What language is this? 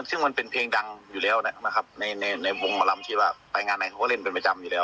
Thai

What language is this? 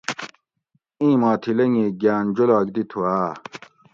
Gawri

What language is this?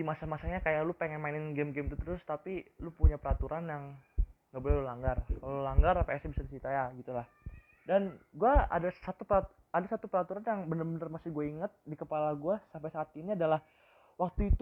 Indonesian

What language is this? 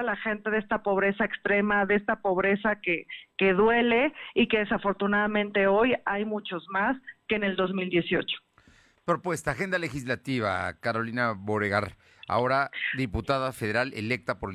Spanish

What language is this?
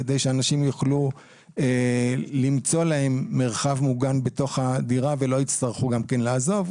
Hebrew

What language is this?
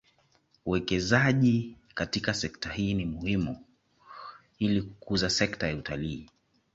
Swahili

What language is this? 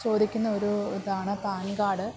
Malayalam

